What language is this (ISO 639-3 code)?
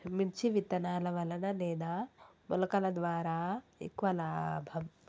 tel